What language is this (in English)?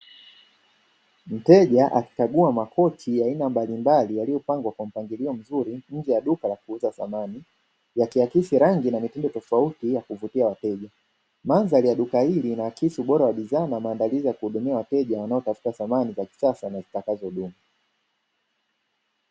Swahili